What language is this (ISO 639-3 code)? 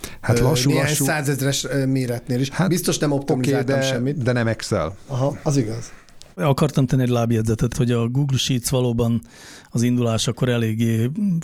hun